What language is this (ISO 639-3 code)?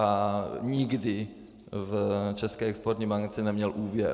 ces